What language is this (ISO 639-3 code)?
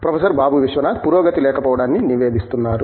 tel